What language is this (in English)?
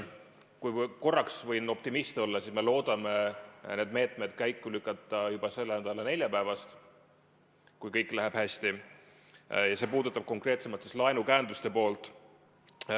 Estonian